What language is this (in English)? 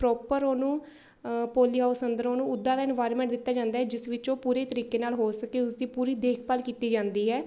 Punjabi